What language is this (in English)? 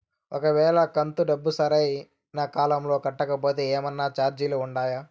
Telugu